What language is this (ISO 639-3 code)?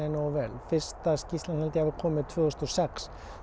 isl